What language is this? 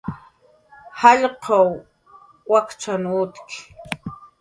Jaqaru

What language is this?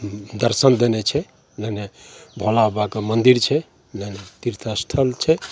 Maithili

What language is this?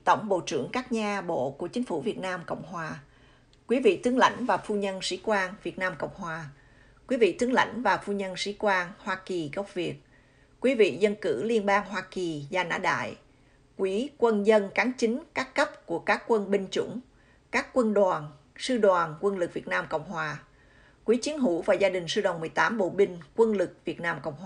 Vietnamese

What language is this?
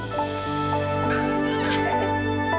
Indonesian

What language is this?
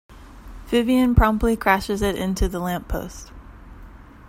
English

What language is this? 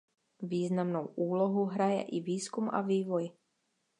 Czech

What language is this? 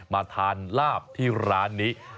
Thai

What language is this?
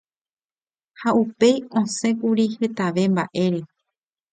Guarani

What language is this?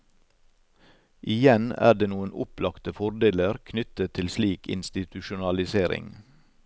Norwegian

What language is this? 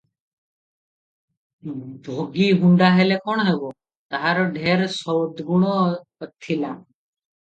Odia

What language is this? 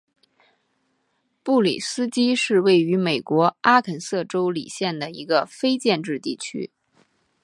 Chinese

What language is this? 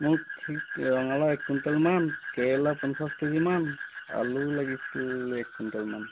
Assamese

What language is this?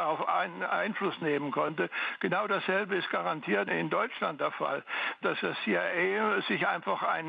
German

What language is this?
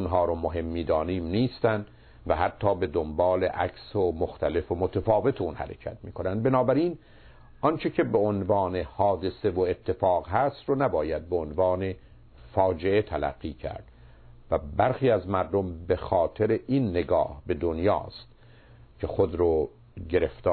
Persian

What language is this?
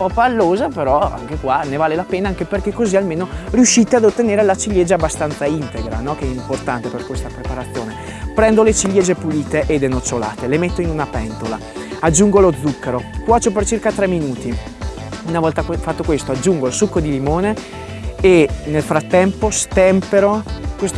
Italian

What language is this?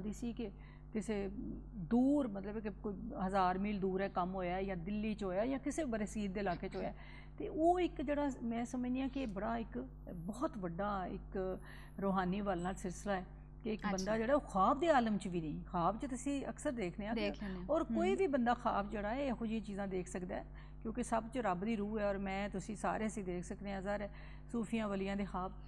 Hindi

